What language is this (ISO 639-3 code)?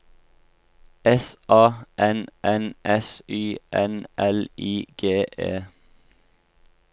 nor